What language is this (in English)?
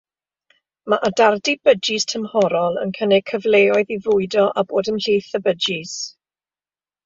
Welsh